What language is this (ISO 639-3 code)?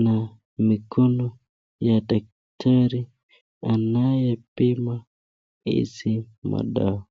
swa